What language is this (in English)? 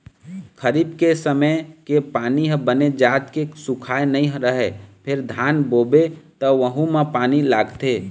Chhattisgarhi